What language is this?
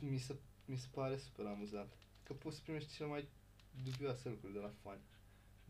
Romanian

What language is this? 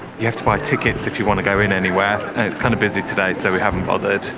English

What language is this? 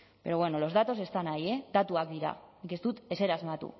Basque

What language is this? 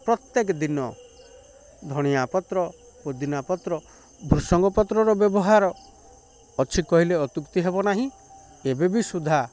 Odia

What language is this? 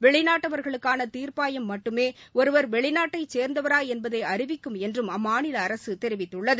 Tamil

